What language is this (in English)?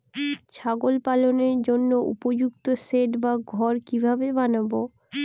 Bangla